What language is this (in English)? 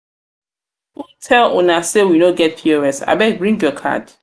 Nigerian Pidgin